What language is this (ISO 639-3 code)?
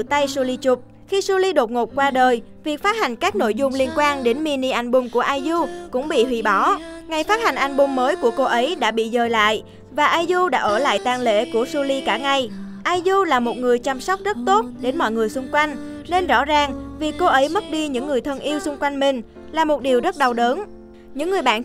vie